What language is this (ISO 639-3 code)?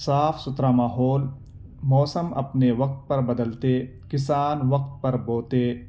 urd